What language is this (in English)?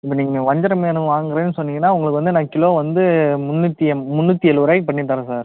Tamil